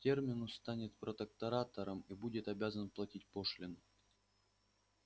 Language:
Russian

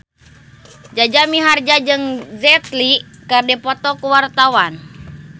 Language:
Sundanese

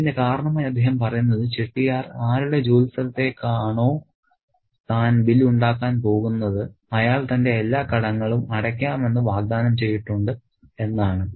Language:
Malayalam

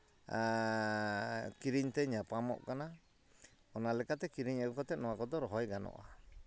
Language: Santali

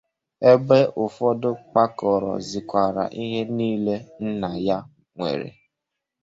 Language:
Igbo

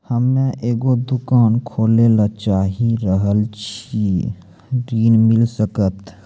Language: Maithili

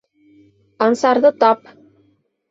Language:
Bashkir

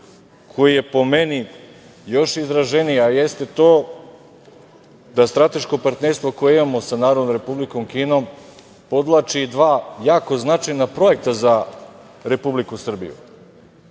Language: Serbian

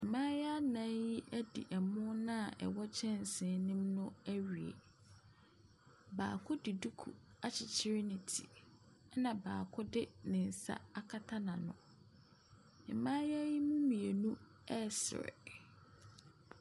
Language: Akan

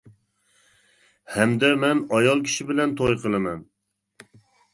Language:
Uyghur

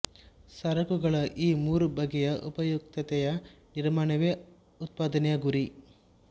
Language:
Kannada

